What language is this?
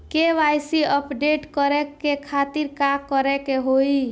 Bhojpuri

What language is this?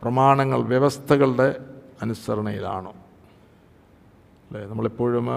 Malayalam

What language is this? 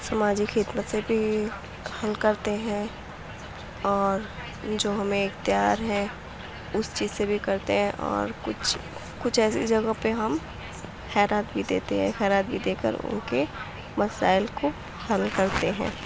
Urdu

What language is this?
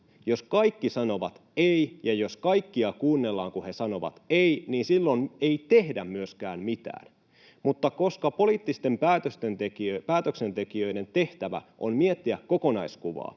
Finnish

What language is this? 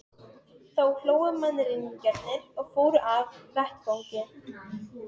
Icelandic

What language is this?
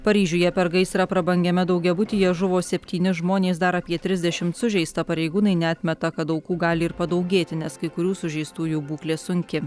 Lithuanian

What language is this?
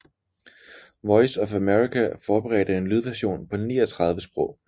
Danish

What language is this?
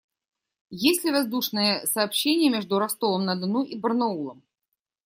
Russian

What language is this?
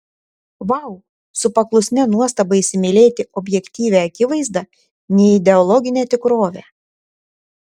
Lithuanian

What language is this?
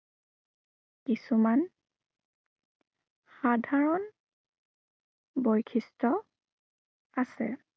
Assamese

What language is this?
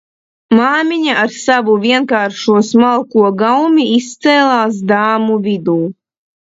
Latvian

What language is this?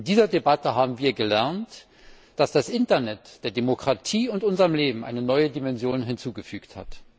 German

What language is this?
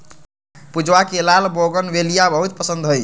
Magahi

